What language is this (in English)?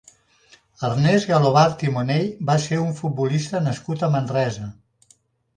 Catalan